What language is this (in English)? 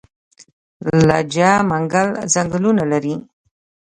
Pashto